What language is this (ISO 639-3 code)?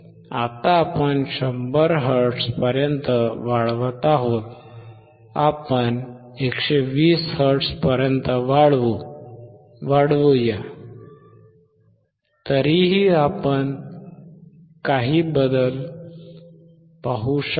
mar